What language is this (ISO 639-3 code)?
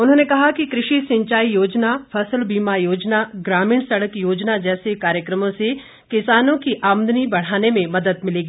hin